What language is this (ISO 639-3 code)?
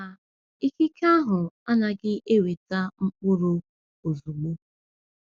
ibo